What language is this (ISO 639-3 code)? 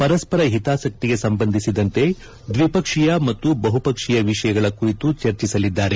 kan